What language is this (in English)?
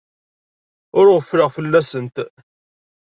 Kabyle